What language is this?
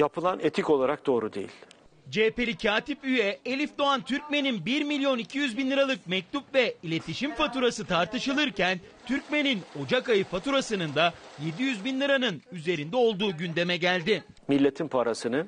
Turkish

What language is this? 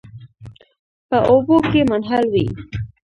Pashto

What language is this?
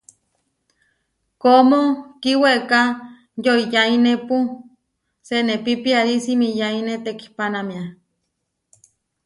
Huarijio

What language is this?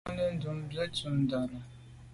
Medumba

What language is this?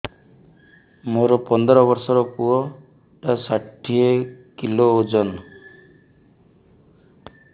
Odia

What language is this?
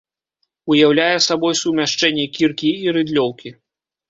Belarusian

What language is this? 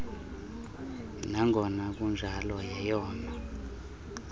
Xhosa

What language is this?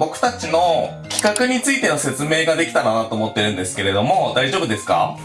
Japanese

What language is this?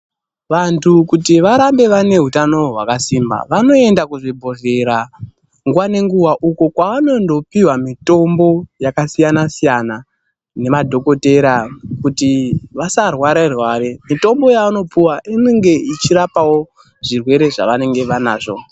Ndau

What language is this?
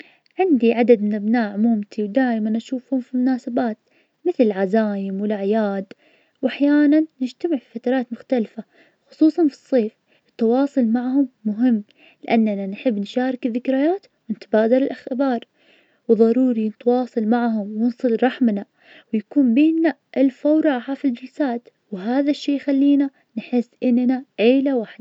Najdi Arabic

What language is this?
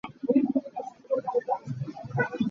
Hakha Chin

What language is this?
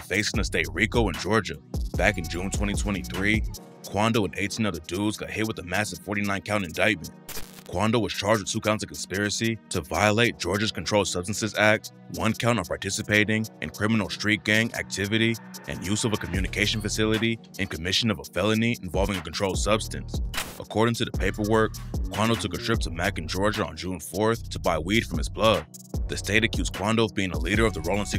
English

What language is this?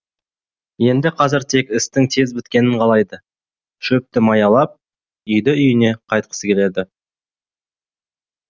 Kazakh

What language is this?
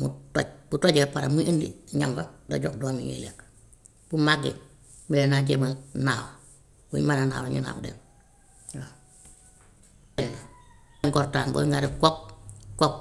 Gambian Wolof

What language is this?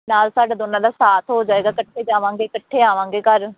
Punjabi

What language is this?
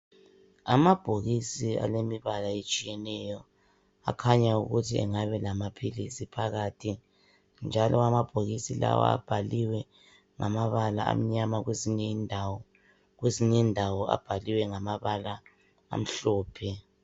North Ndebele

